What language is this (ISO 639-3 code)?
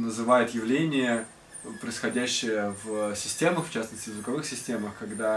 rus